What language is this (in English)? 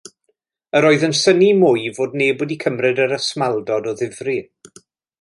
Welsh